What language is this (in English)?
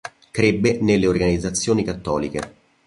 Italian